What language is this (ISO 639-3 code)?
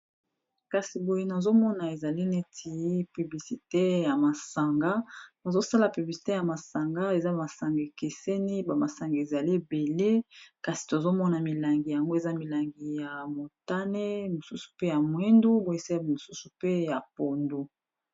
lin